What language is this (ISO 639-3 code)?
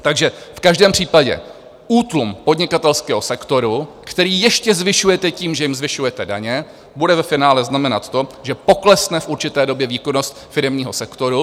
ces